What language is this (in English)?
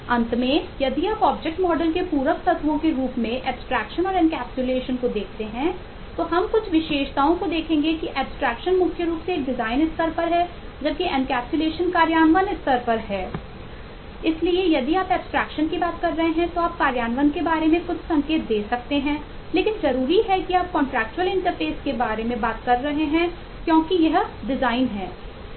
Hindi